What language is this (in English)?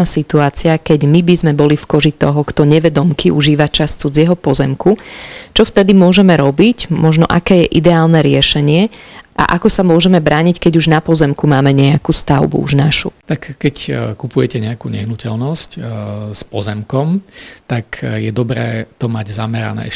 Slovak